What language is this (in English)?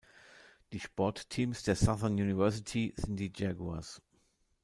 German